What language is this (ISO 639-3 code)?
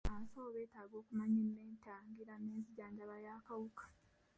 lug